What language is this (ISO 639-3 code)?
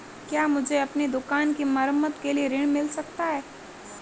hin